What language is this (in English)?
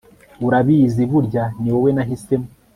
Kinyarwanda